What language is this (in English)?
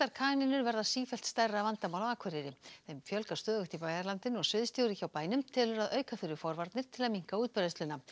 Icelandic